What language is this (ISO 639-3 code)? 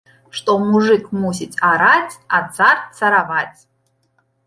bel